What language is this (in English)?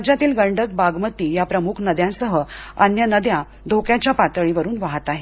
Marathi